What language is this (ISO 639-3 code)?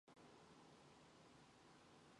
mon